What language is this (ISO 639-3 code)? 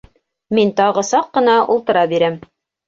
bak